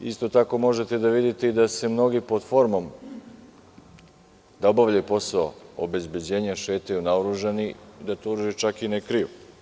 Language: Serbian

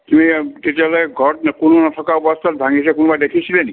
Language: Assamese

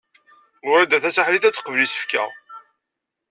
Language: Kabyle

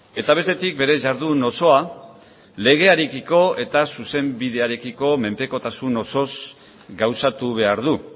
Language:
Basque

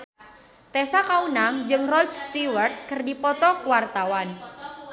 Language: Sundanese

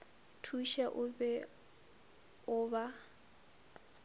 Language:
Northern Sotho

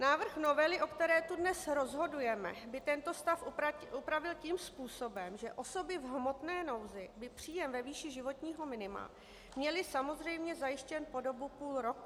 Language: Czech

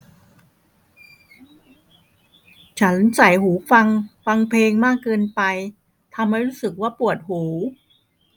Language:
Thai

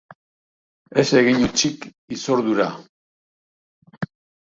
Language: Basque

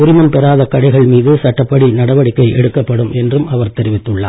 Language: Tamil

